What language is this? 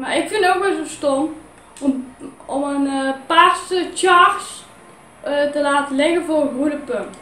Dutch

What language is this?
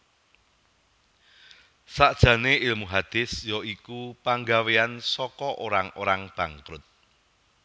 Javanese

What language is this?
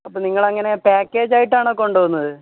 Malayalam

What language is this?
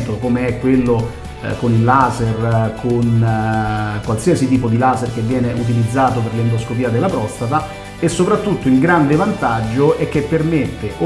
Italian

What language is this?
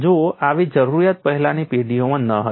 Gujarati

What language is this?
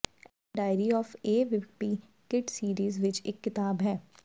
Punjabi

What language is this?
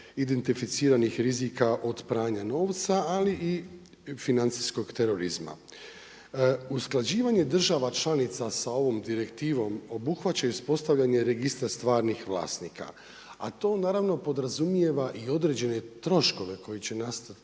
Croatian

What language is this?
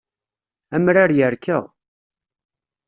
Kabyle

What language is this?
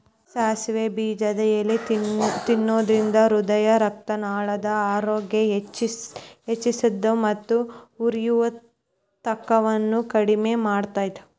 Kannada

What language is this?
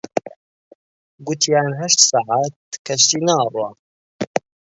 Central Kurdish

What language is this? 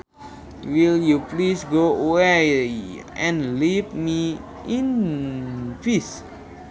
Sundanese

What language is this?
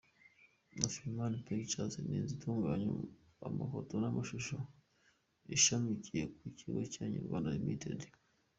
Kinyarwanda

